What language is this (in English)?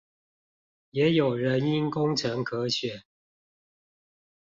Chinese